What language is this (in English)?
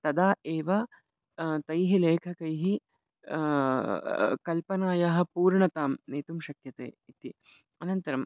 Sanskrit